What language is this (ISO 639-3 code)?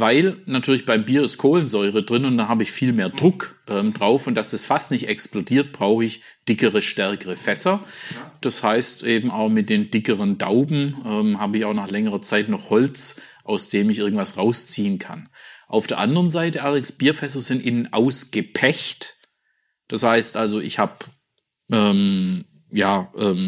deu